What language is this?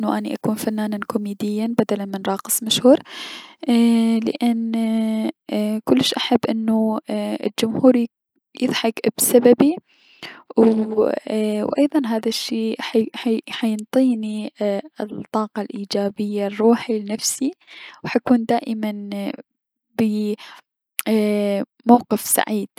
Mesopotamian Arabic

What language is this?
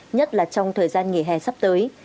Vietnamese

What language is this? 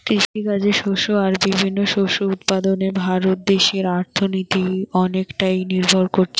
Bangla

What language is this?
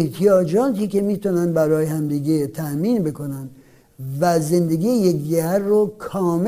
Persian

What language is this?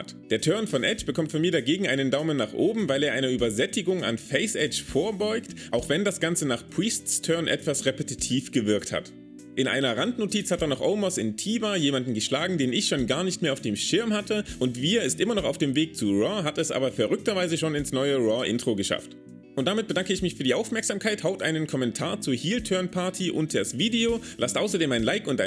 German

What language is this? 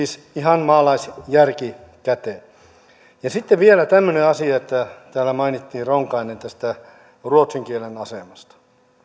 Finnish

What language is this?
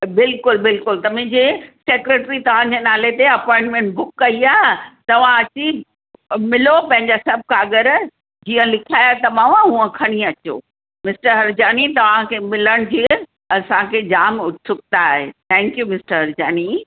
Sindhi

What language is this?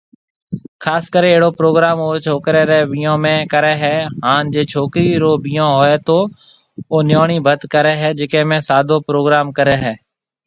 Marwari (Pakistan)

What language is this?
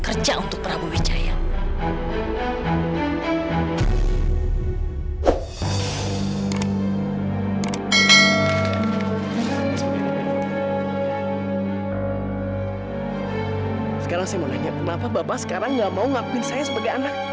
Indonesian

